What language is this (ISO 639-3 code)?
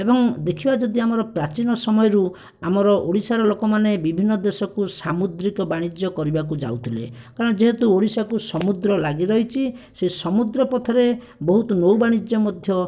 ori